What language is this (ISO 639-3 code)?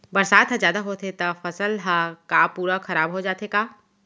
hne